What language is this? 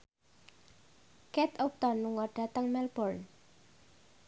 Javanese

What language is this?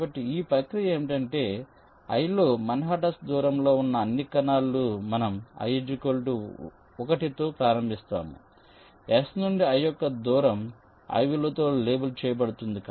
Telugu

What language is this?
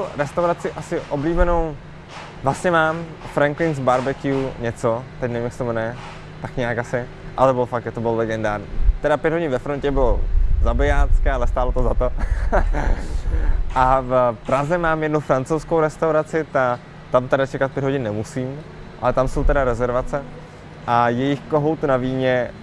Czech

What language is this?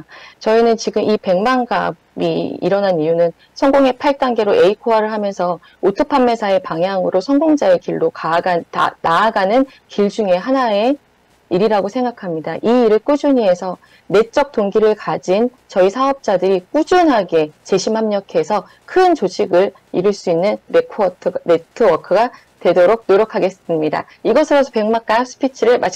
Korean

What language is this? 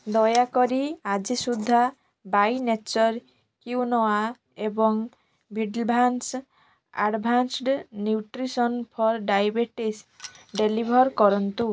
Odia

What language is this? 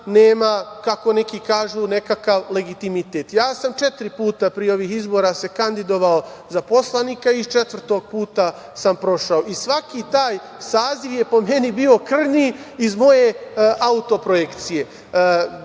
Serbian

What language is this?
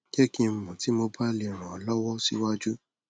Yoruba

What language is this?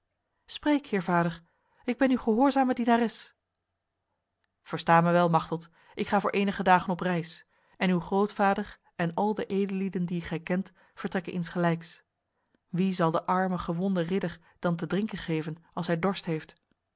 Dutch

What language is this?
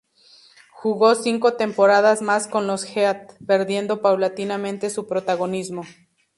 Spanish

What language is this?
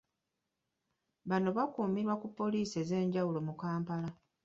Ganda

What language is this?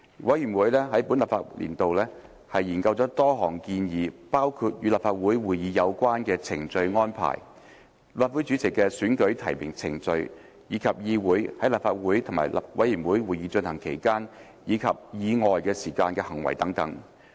Cantonese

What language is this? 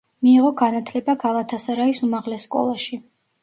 Georgian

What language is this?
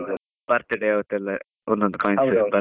Kannada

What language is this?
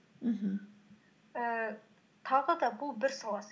Kazakh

